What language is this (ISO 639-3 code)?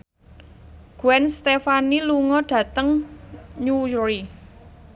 jav